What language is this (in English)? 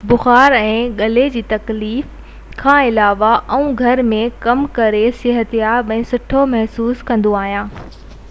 Sindhi